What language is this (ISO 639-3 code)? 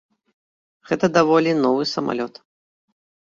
bel